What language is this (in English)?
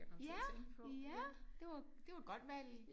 Danish